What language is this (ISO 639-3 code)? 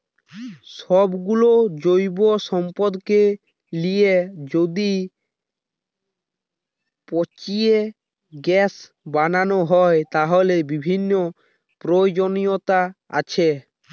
ben